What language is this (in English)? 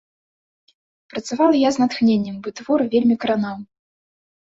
Belarusian